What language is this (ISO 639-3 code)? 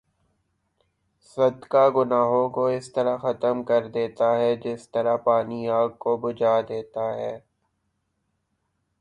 urd